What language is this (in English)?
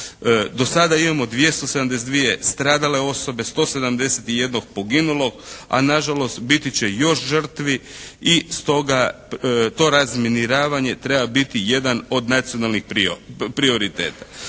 Croatian